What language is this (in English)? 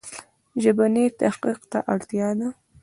Pashto